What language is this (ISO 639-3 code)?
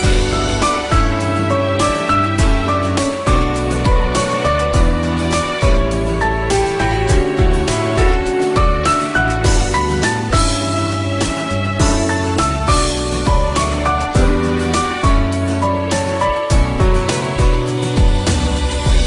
vie